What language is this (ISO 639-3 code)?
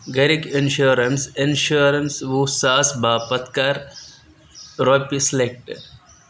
kas